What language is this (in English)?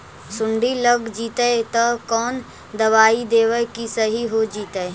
Magahi